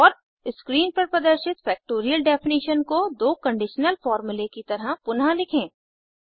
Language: Hindi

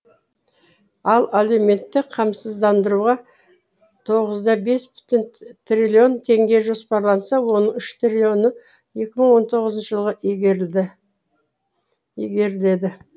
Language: Kazakh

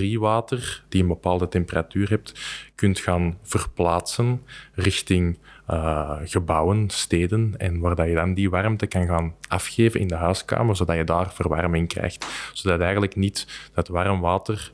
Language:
Dutch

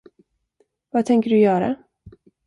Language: Swedish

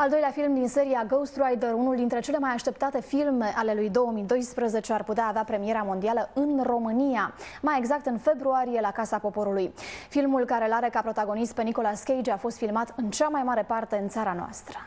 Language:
Romanian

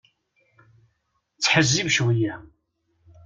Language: Kabyle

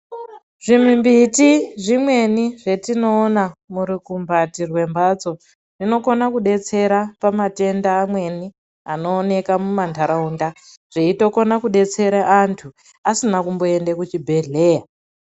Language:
Ndau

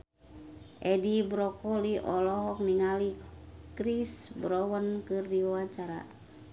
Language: Sundanese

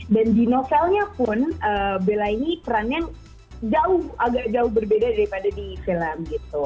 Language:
Indonesian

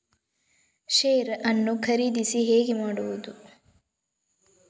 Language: Kannada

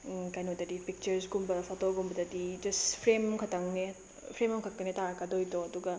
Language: Manipuri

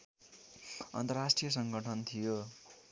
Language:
Nepali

